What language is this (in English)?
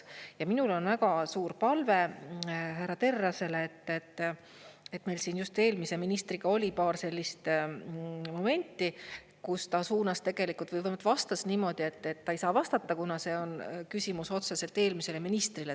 Estonian